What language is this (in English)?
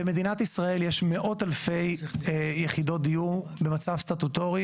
Hebrew